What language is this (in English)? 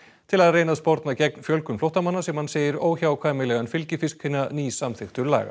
Icelandic